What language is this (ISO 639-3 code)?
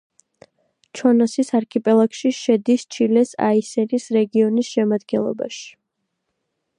kat